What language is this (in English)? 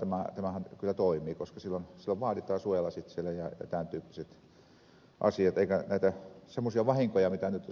Finnish